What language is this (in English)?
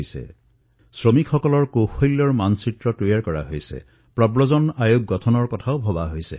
Assamese